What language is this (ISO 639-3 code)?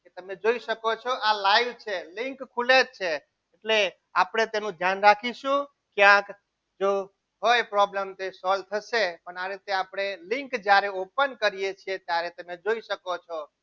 guj